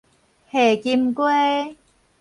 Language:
Min Nan Chinese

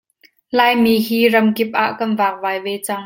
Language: Hakha Chin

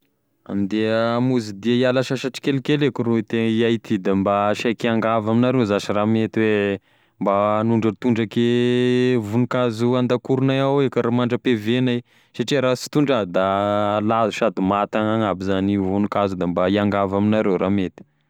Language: Tesaka Malagasy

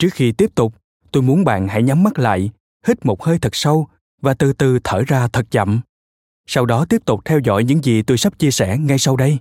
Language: Vietnamese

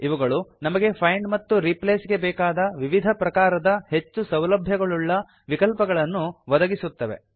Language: Kannada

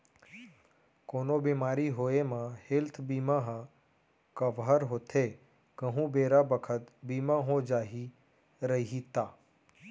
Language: Chhattisgarhi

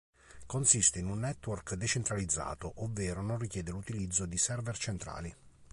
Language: Italian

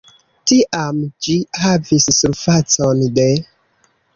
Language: Esperanto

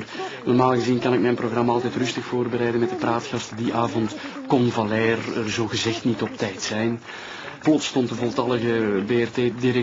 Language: Dutch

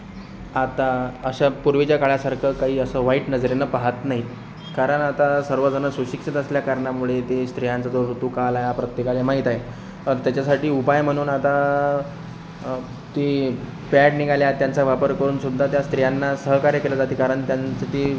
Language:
Marathi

